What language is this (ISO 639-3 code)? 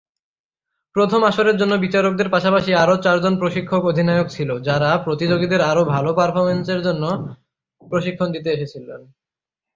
ben